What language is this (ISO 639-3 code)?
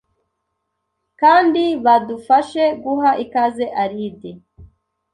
kin